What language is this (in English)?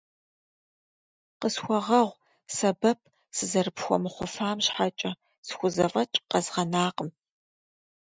Kabardian